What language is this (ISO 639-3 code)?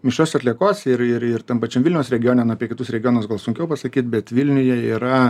lit